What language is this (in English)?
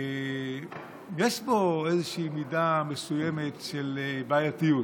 Hebrew